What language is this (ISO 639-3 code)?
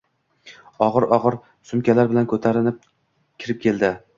uzb